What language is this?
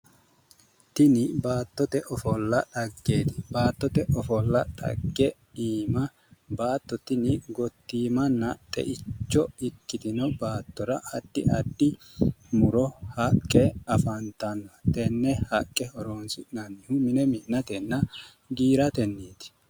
Sidamo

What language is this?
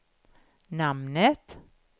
Swedish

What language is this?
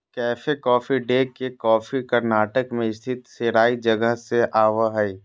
Magahi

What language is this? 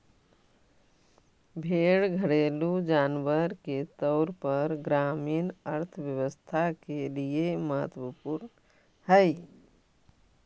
Magahi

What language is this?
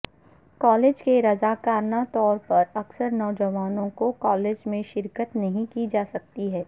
Urdu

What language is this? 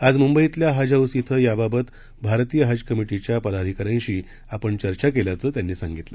Marathi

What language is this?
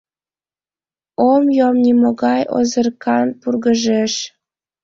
Mari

